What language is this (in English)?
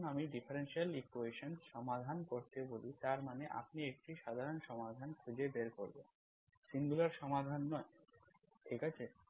Bangla